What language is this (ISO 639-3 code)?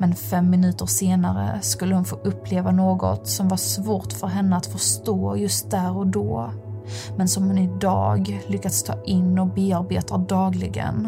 swe